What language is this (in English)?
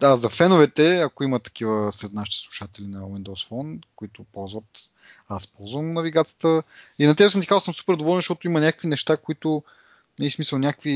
Bulgarian